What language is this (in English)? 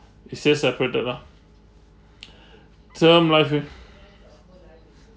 English